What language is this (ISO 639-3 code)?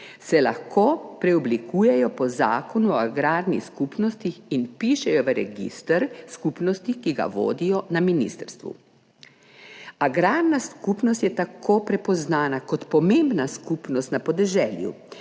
slv